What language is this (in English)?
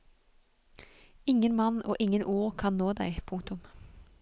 Norwegian